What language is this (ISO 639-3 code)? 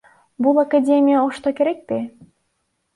kir